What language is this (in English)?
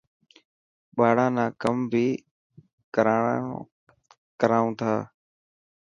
Dhatki